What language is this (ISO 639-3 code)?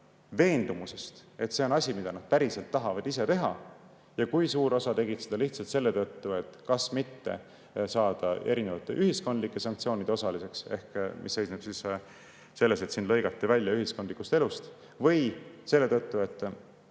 est